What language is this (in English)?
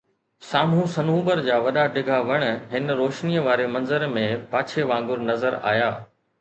Sindhi